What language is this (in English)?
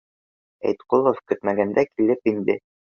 Bashkir